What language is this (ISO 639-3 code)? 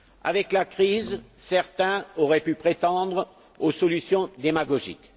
fra